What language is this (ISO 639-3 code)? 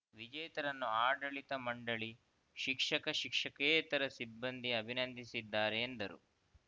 kan